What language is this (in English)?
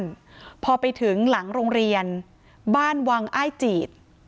Thai